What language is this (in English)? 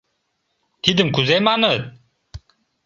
Mari